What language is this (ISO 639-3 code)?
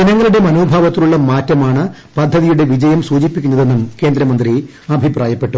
mal